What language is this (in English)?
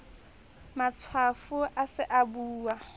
Southern Sotho